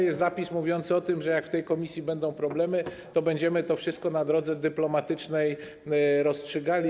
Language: Polish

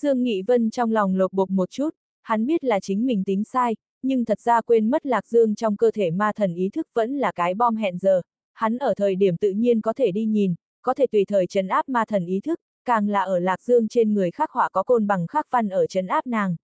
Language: Vietnamese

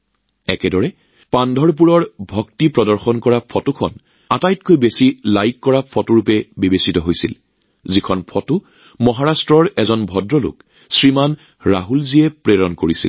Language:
Assamese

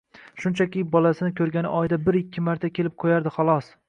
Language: Uzbek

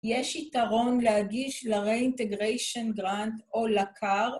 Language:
Hebrew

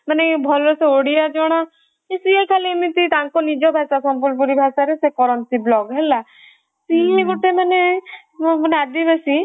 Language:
Odia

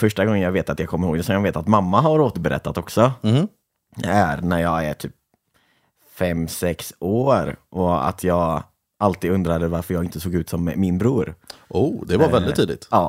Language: Swedish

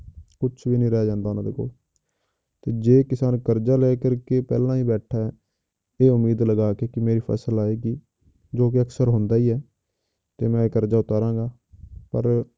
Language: Punjabi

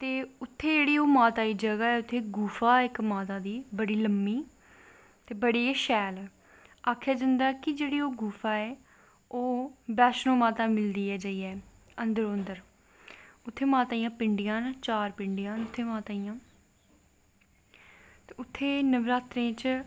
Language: Dogri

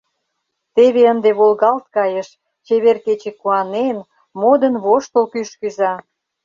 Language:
Mari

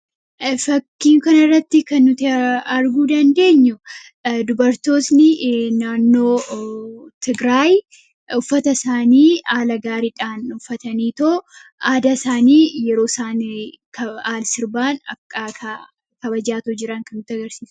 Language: Oromo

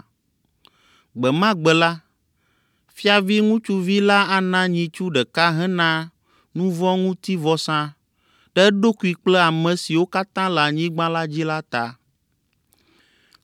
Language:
Ewe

